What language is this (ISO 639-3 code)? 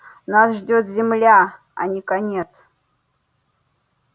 rus